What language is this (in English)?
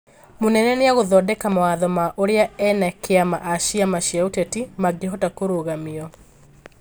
Kikuyu